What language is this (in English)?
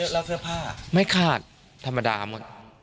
Thai